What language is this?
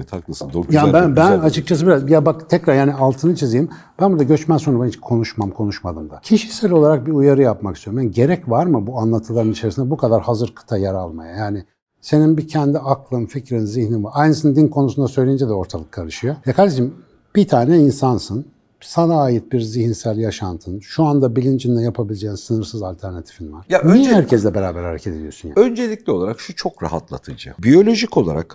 Turkish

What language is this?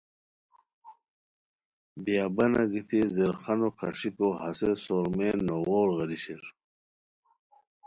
Khowar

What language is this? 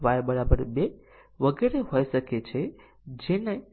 Gujarati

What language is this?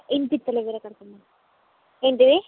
Telugu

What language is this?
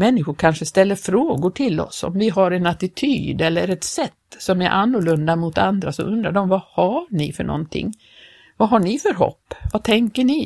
Swedish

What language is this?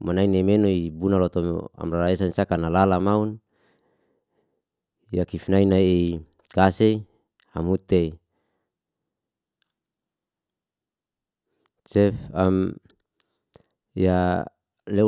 Liana-Seti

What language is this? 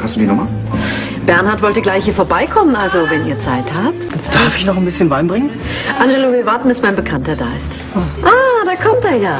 German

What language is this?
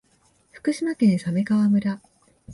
Japanese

